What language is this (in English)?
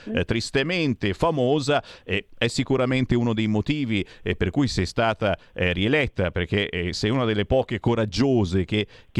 Italian